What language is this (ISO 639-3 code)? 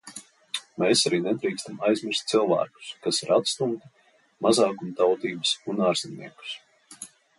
lav